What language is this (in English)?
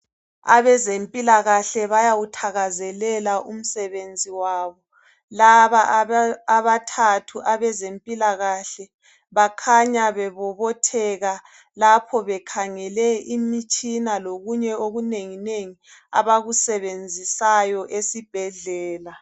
North Ndebele